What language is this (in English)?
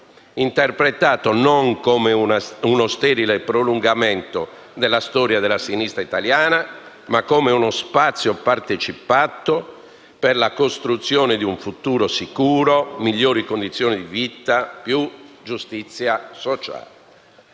Italian